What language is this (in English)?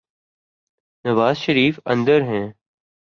Urdu